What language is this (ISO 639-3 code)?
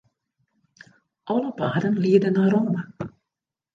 fry